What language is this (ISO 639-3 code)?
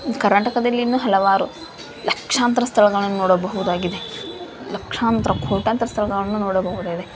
kan